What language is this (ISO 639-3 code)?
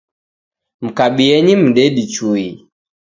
dav